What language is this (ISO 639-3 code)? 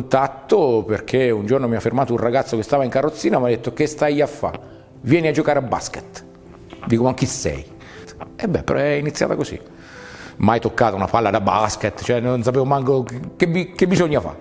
ita